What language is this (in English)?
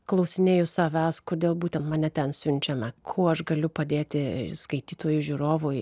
Lithuanian